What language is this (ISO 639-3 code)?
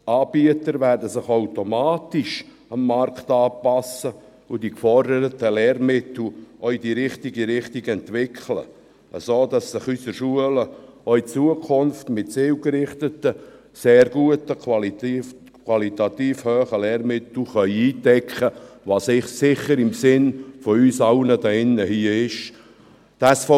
gsw